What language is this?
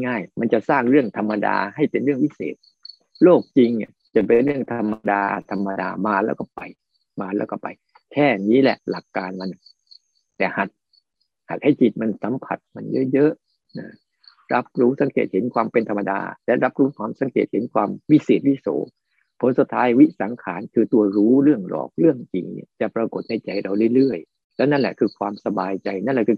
Thai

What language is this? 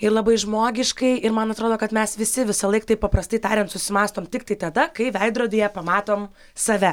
Lithuanian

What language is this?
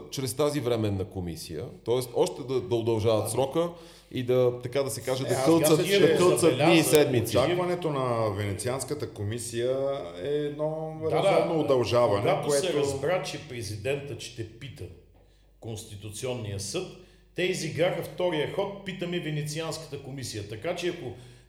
Bulgarian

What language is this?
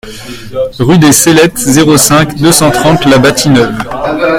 French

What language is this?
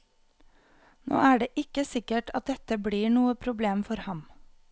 Norwegian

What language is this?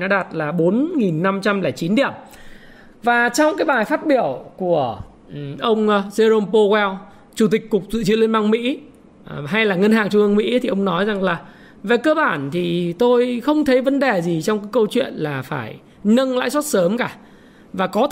Vietnamese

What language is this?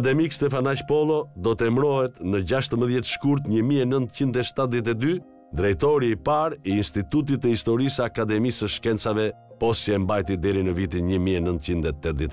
Romanian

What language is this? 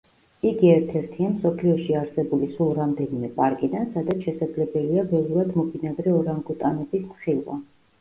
Georgian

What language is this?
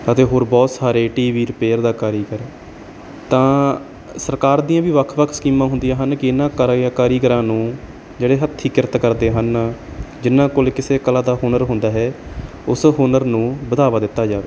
Punjabi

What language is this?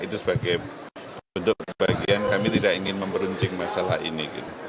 Indonesian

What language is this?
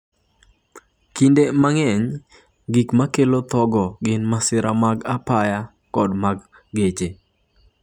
Luo (Kenya and Tanzania)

